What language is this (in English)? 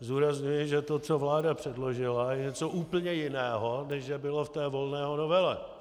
Czech